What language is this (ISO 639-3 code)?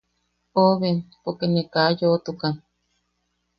yaq